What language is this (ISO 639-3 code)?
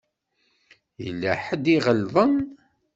kab